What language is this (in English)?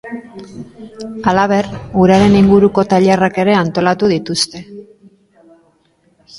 Basque